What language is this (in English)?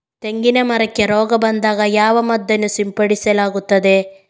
Kannada